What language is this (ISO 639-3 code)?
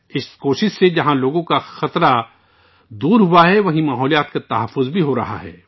urd